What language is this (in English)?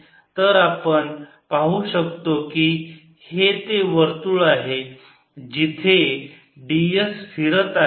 Marathi